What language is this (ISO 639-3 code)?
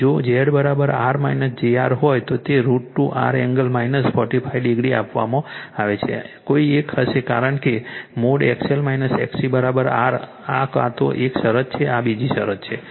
guj